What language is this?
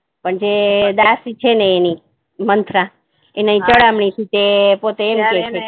Gujarati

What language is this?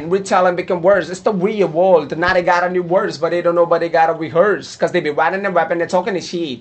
Hindi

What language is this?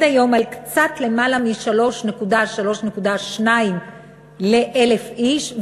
Hebrew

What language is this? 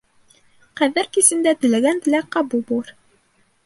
Bashkir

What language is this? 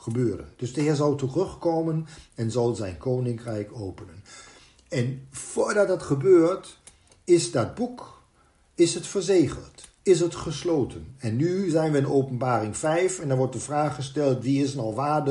Dutch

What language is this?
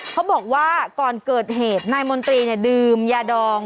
Thai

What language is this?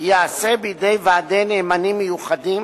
Hebrew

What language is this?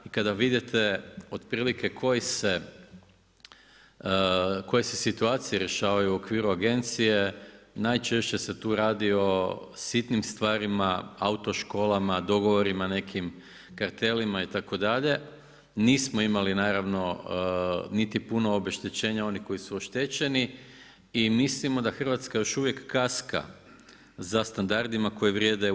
Croatian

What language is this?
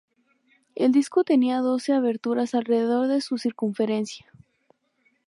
Spanish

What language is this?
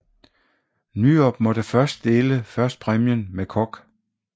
Danish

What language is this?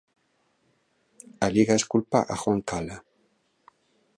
Galician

